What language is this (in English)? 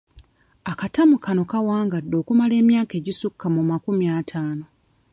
Ganda